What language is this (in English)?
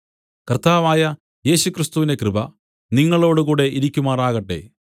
Malayalam